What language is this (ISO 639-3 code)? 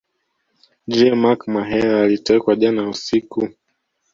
swa